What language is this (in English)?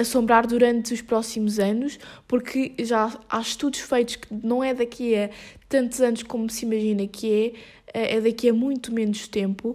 Portuguese